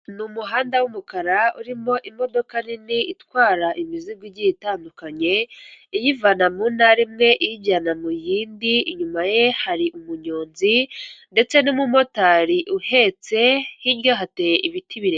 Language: Kinyarwanda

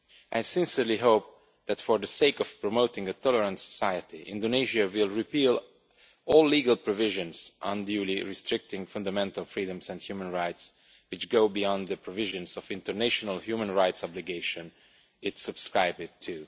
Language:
English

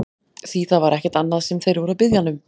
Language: Icelandic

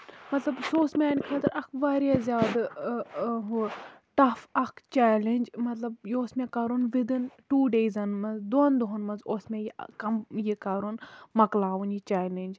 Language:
Kashmiri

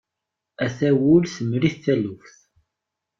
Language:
Kabyle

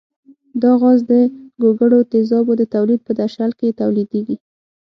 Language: Pashto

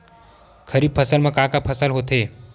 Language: Chhattisgarhi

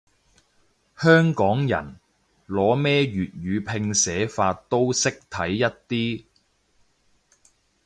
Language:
Cantonese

